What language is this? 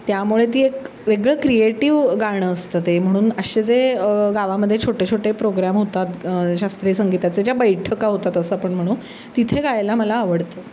Marathi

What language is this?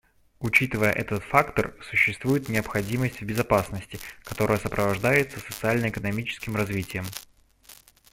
Russian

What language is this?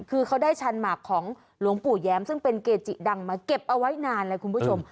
Thai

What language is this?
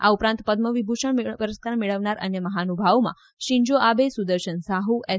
Gujarati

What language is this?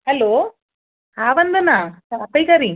Sindhi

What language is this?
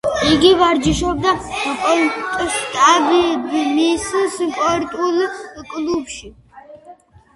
Georgian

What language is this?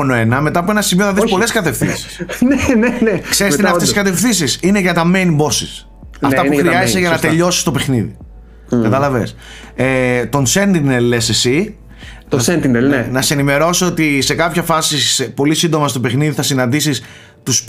Greek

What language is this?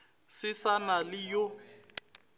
Northern Sotho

